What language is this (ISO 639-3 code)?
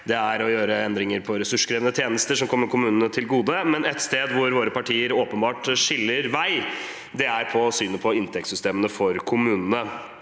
nor